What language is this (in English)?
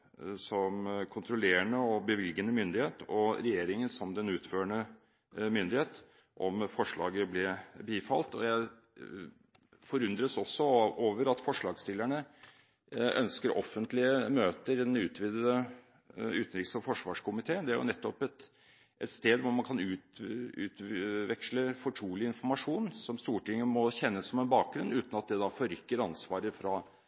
Norwegian Bokmål